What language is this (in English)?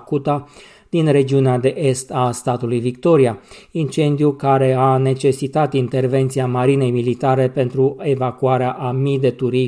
Romanian